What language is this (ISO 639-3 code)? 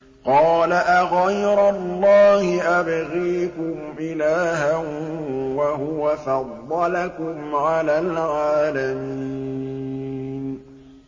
ara